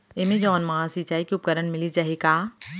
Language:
Chhattisgarhi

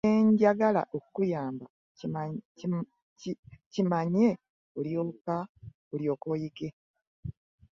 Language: Ganda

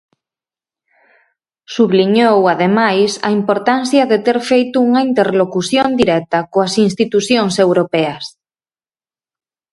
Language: Galician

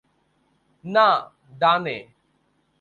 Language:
Bangla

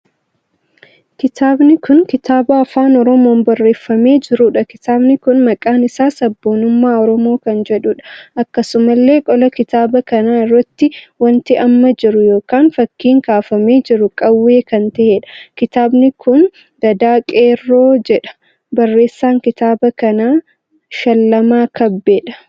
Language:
Oromo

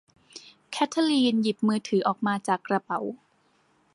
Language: Thai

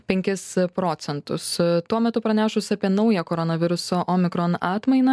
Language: Lithuanian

